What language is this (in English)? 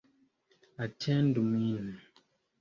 Esperanto